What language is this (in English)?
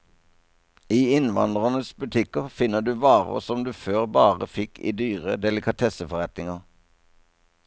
Norwegian